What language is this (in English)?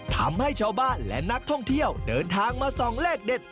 Thai